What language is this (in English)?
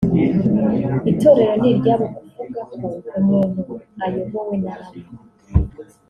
Kinyarwanda